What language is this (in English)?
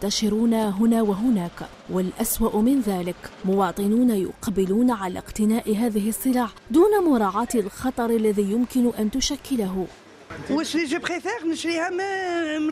Arabic